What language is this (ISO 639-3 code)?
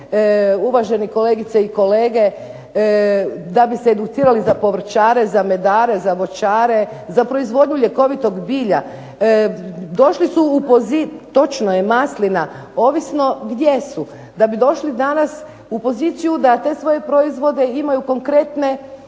hrv